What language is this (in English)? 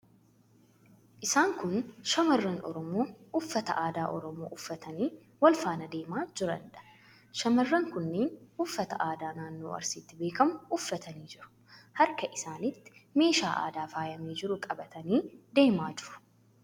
Oromo